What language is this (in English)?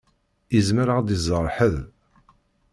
Kabyle